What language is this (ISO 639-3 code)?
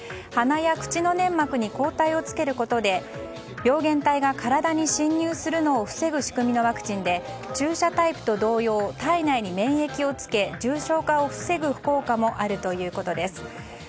jpn